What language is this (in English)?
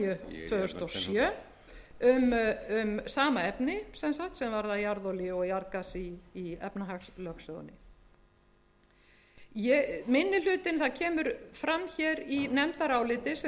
Icelandic